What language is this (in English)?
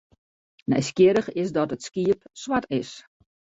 Western Frisian